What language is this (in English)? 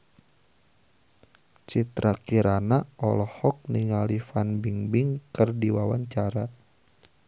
Sundanese